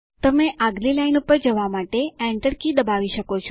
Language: Gujarati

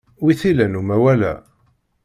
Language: Kabyle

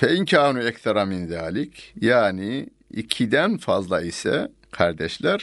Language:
Turkish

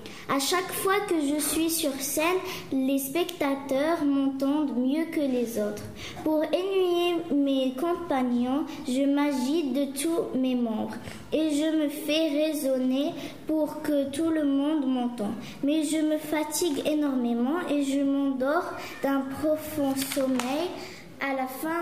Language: French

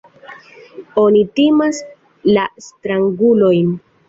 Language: Esperanto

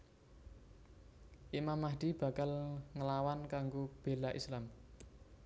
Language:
Javanese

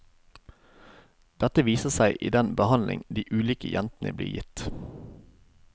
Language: Norwegian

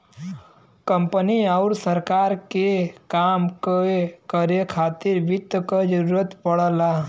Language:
Bhojpuri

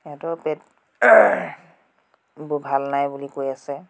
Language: Assamese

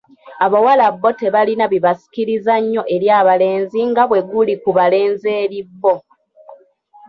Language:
Ganda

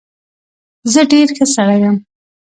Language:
Pashto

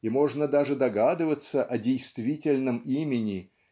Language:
Russian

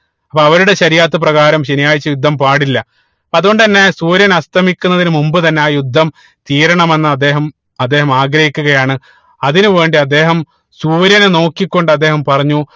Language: Malayalam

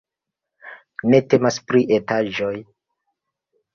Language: Esperanto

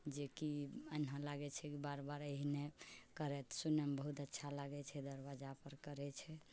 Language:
Maithili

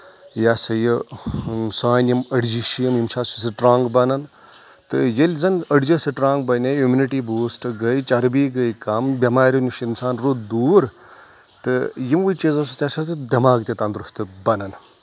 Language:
Kashmiri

